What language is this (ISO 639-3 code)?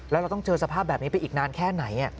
tha